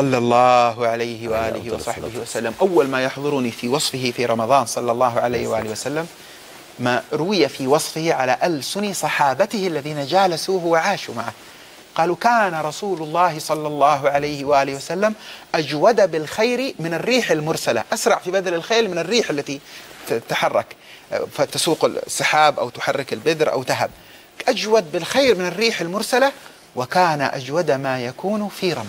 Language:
Arabic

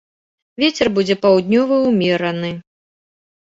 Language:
Belarusian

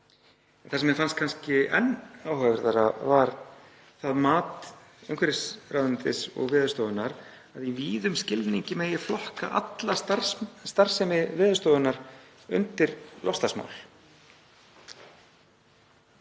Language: Icelandic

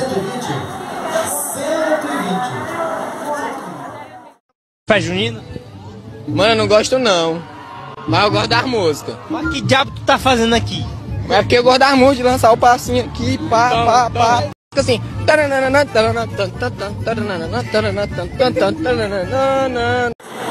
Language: Portuguese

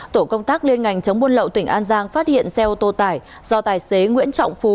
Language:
Vietnamese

